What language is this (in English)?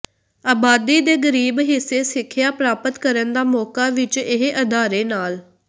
Punjabi